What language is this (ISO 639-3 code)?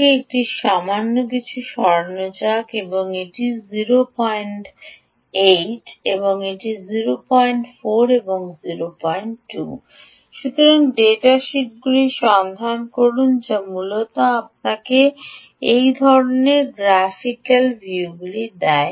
ben